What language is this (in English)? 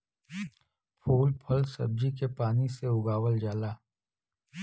Bhojpuri